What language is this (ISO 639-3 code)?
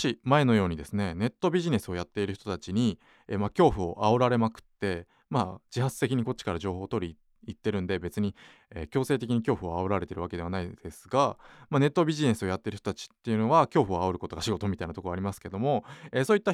jpn